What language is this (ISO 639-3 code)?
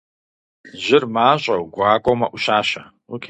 kbd